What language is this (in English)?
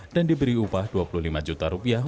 Indonesian